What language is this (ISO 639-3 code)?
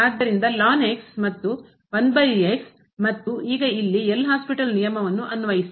kan